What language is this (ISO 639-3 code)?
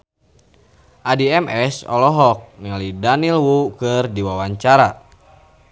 sun